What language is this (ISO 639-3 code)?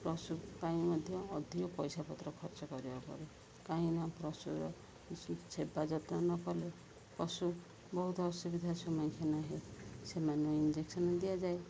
ori